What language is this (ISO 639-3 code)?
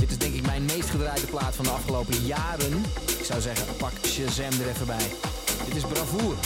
nld